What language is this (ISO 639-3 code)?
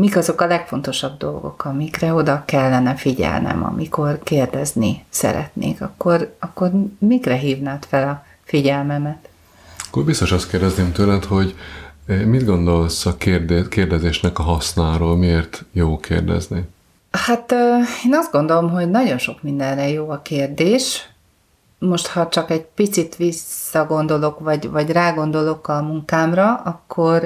hun